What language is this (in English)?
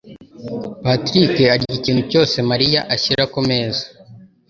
Kinyarwanda